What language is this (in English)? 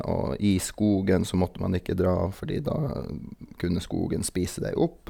Norwegian